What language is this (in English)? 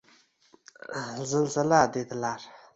Uzbek